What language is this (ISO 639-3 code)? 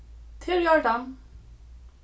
fao